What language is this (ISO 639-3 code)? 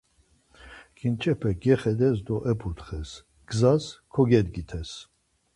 lzz